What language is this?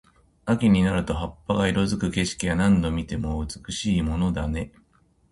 Japanese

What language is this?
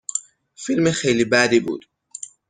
Persian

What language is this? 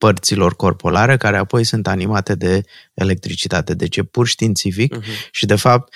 Romanian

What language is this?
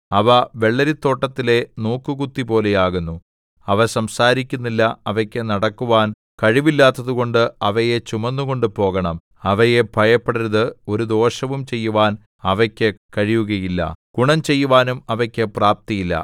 Malayalam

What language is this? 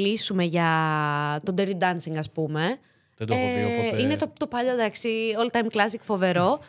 Greek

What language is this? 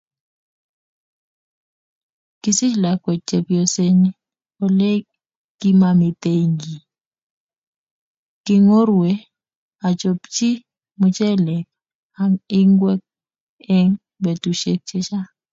Kalenjin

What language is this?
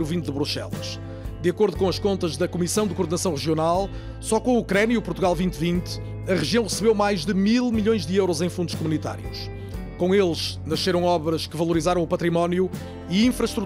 Portuguese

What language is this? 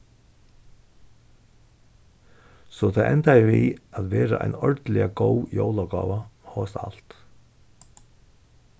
Faroese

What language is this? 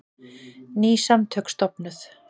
Icelandic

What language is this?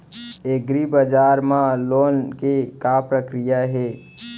Chhattisgarhi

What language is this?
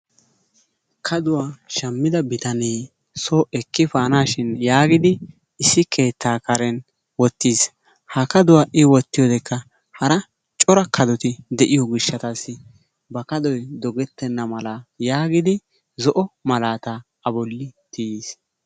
Wolaytta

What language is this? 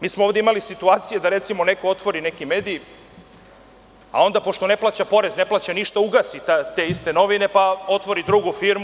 Serbian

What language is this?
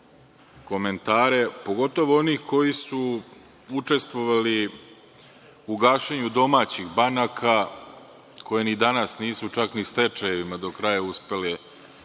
Serbian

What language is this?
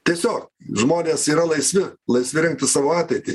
Lithuanian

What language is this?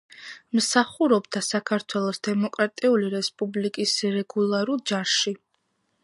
Georgian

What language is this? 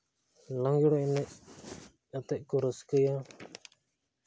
Santali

